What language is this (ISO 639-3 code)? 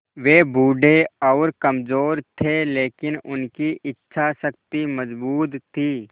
hin